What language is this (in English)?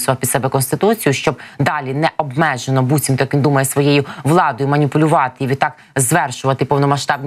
Ukrainian